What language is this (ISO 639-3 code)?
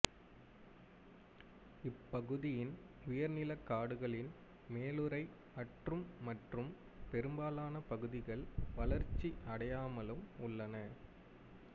tam